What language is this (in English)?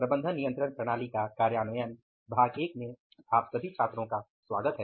Hindi